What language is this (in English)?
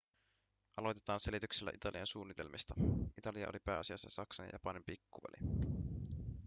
Finnish